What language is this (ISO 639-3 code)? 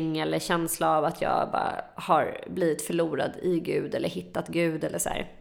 swe